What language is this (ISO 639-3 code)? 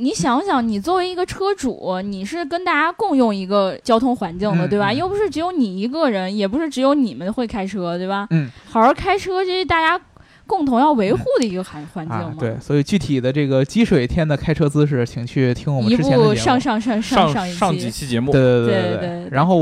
zho